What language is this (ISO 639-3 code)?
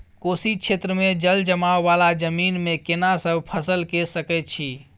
mai